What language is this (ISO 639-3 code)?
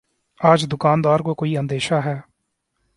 urd